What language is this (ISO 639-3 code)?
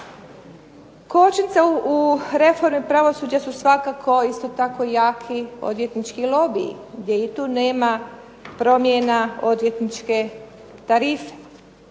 hrv